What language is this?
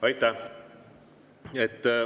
Estonian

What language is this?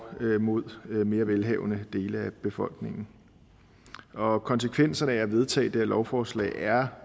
Danish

